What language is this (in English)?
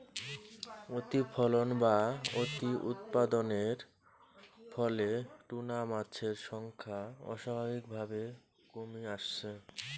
Bangla